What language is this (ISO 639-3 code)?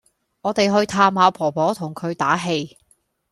yue